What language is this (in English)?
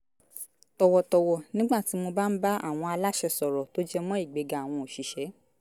Yoruba